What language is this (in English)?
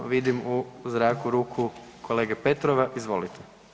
Croatian